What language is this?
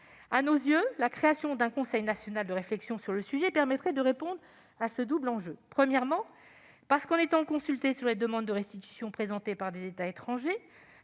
French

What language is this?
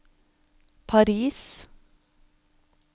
Norwegian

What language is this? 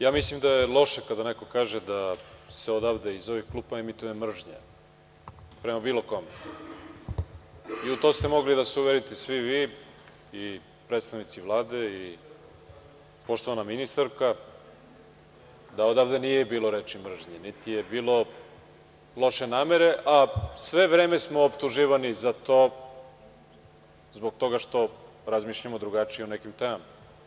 Serbian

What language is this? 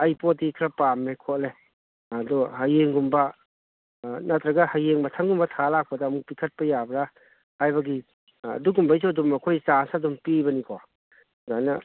Manipuri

